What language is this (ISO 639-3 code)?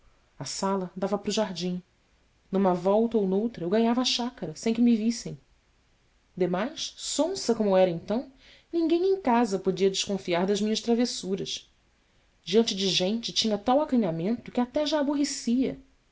por